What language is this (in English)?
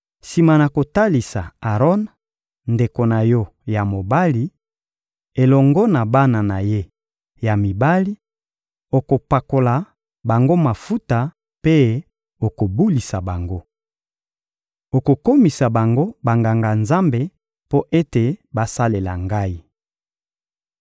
Lingala